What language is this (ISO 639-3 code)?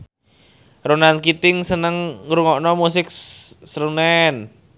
jav